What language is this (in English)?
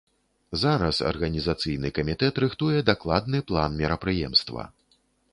Belarusian